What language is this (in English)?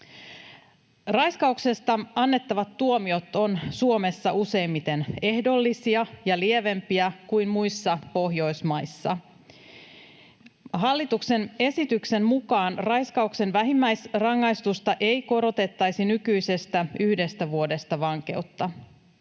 Finnish